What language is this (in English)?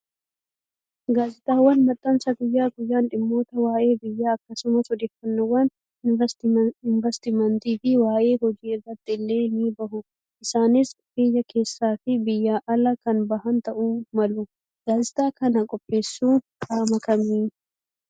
Oromo